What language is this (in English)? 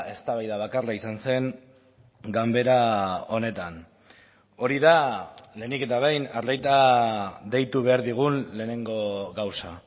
Basque